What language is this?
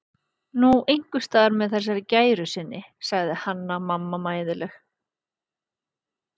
Icelandic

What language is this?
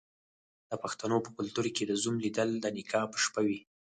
Pashto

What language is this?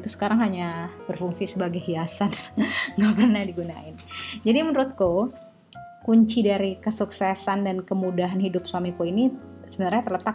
Indonesian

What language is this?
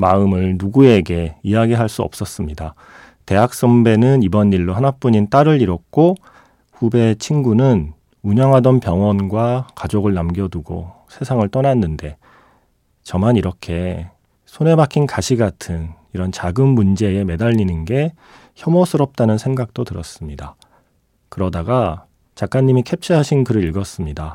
Korean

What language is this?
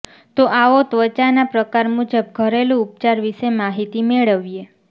Gujarati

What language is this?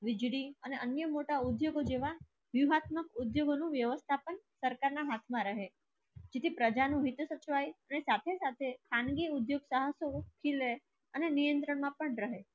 Gujarati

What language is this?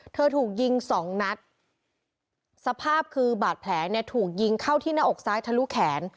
Thai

